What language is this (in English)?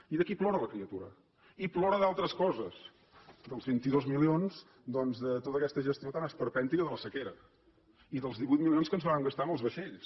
Catalan